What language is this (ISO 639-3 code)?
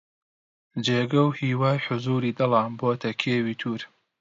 ckb